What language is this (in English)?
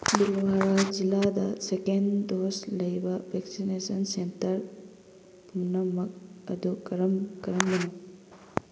Manipuri